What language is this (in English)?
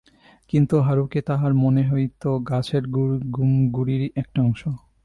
Bangla